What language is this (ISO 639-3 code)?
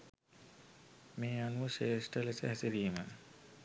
sin